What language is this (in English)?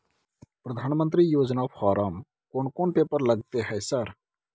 Maithili